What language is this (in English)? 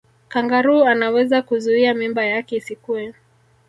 Swahili